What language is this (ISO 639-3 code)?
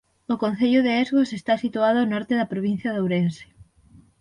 glg